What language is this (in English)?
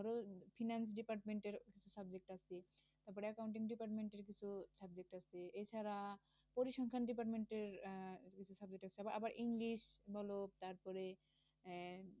Bangla